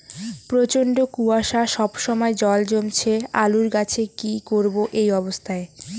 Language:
Bangla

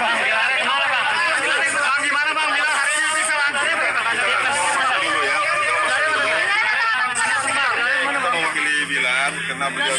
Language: Indonesian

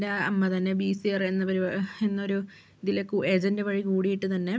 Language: Malayalam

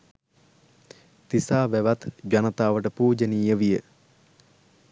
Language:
Sinhala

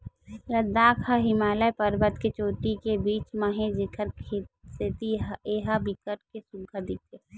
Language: Chhattisgarhi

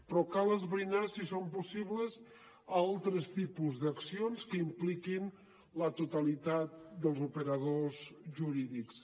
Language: Catalan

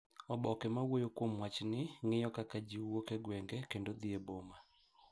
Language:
Luo (Kenya and Tanzania)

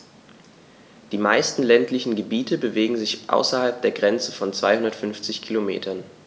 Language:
German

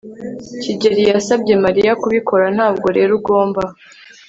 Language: Kinyarwanda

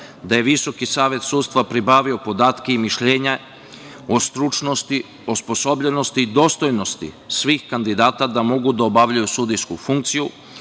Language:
Serbian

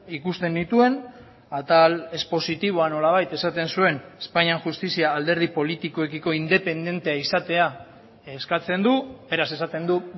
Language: Basque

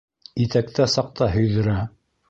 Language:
Bashkir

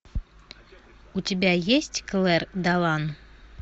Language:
Russian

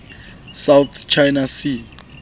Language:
Southern Sotho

